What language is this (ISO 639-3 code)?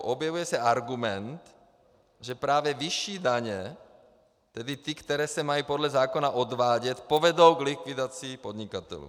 ces